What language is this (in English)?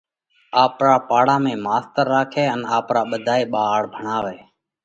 Parkari Koli